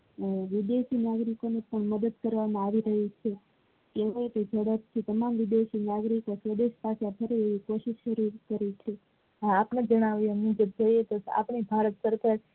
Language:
Gujarati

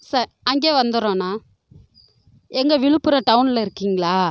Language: Tamil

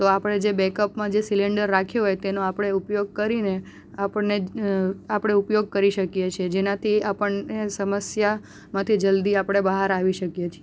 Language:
Gujarati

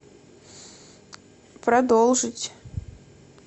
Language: Russian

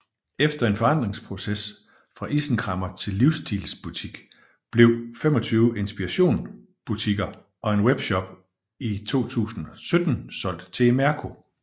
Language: Danish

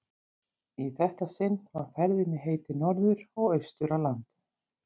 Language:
Icelandic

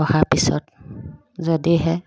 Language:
Assamese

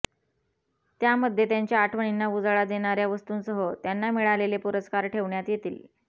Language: Marathi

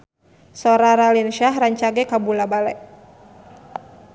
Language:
Sundanese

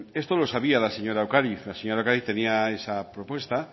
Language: Spanish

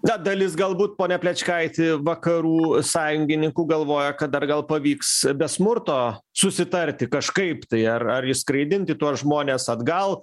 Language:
Lithuanian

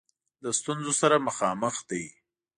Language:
Pashto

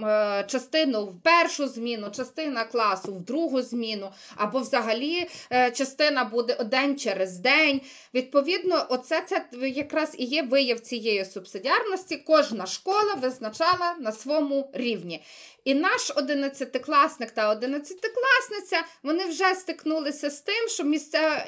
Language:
Ukrainian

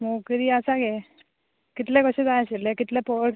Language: Konkani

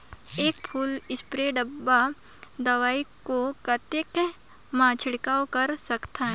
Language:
Chhattisgarhi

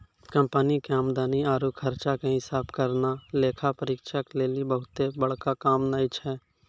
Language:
Maithili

